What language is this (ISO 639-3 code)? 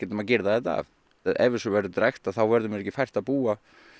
isl